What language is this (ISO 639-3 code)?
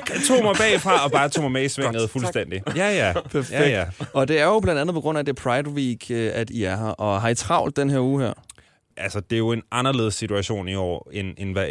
dan